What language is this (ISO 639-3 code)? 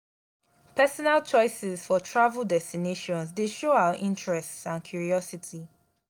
pcm